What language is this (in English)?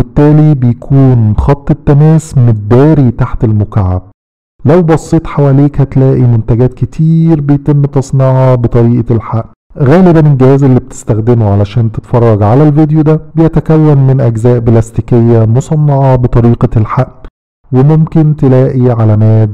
Arabic